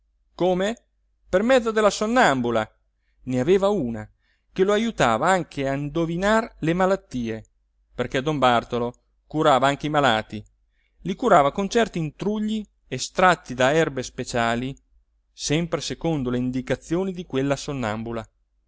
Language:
Italian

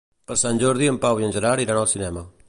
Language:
Catalan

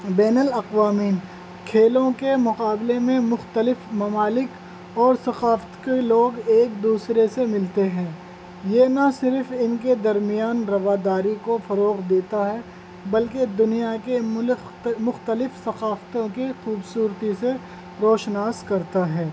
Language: Urdu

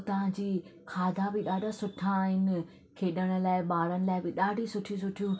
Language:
Sindhi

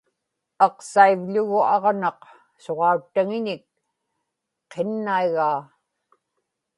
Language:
Inupiaq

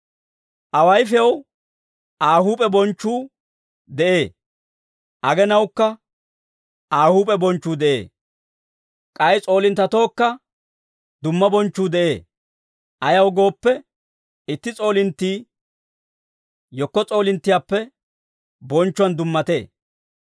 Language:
Dawro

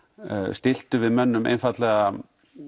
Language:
Icelandic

